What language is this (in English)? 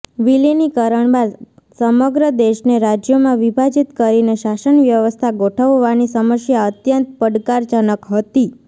Gujarati